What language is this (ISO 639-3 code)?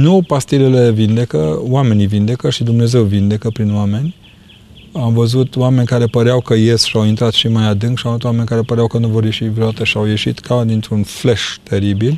ron